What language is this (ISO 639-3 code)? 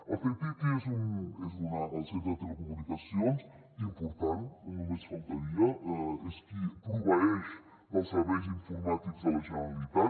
cat